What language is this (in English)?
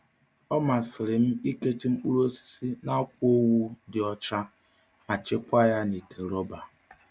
Igbo